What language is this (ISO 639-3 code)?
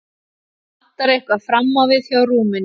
isl